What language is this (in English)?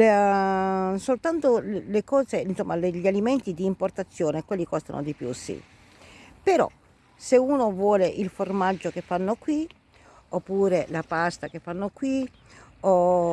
Italian